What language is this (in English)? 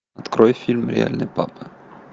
Russian